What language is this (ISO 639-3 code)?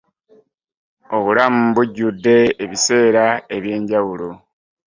lug